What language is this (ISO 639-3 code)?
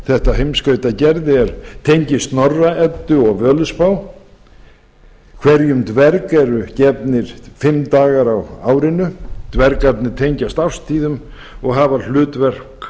isl